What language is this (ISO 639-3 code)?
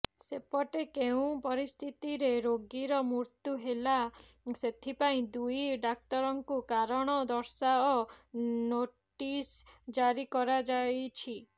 ori